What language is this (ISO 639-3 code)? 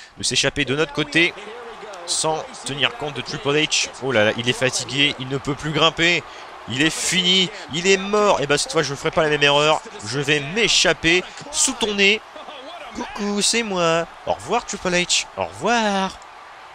fra